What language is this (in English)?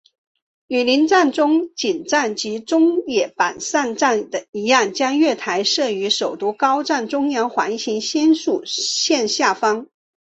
Chinese